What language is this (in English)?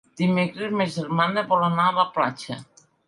Catalan